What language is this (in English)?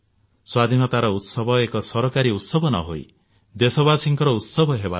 Odia